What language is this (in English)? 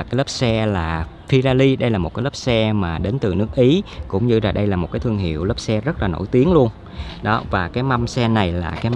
Vietnamese